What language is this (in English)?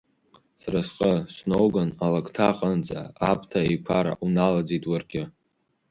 Abkhazian